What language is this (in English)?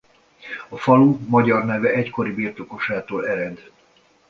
Hungarian